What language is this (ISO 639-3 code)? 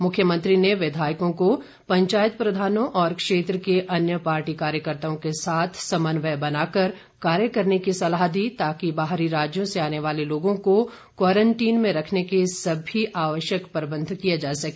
hin